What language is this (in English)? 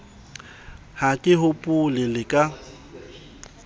Southern Sotho